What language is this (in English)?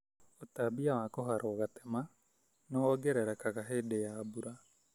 Kikuyu